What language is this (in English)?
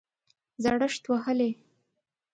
Pashto